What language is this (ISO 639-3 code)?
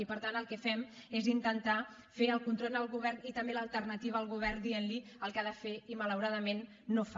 cat